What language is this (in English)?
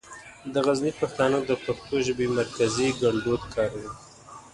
Pashto